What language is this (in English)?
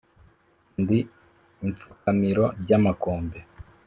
Kinyarwanda